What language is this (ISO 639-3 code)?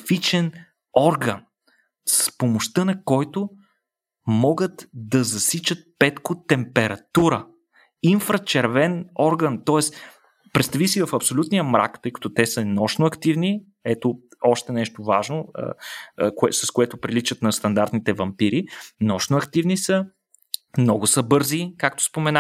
bul